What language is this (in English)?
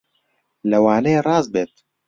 Central Kurdish